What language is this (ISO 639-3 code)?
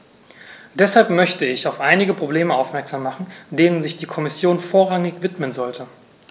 deu